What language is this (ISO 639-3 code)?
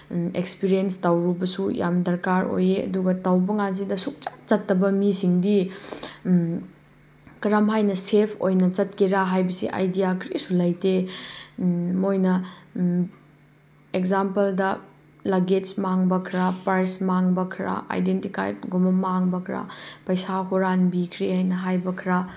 mni